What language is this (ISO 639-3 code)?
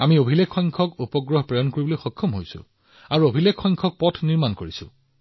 asm